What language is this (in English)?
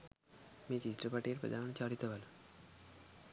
Sinhala